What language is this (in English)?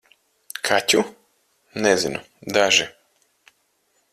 Latvian